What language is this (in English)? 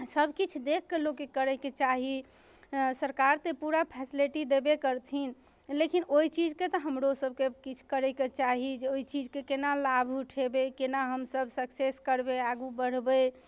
Maithili